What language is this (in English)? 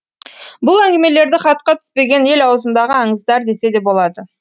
Kazakh